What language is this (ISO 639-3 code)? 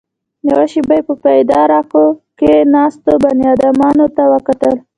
pus